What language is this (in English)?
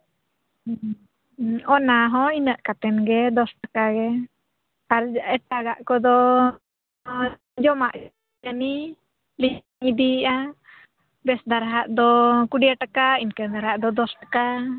Santali